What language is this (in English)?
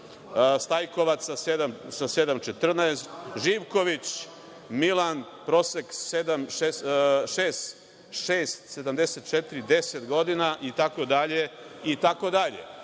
Serbian